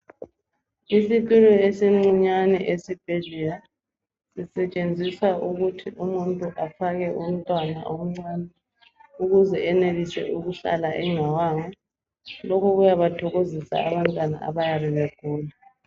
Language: North Ndebele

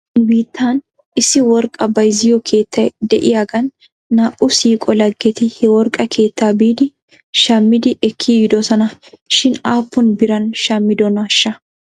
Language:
Wolaytta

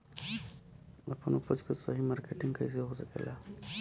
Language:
Bhojpuri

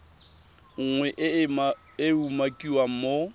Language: Tswana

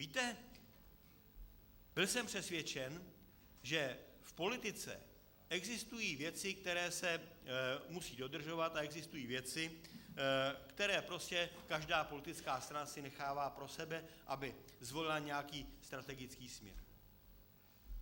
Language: Czech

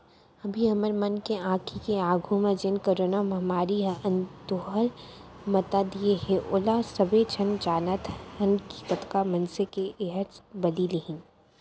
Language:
Chhattisgarhi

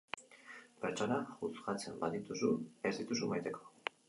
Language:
Basque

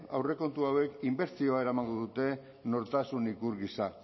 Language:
Basque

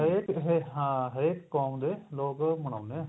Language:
Punjabi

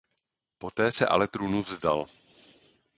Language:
Czech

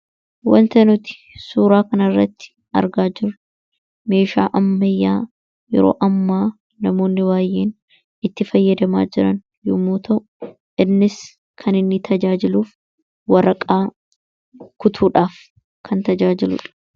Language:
Oromo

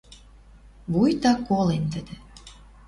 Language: Western Mari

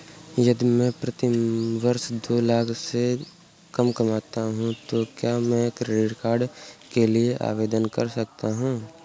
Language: Hindi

